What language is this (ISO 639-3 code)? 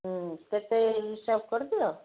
ori